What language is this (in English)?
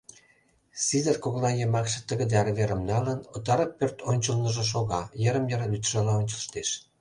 Mari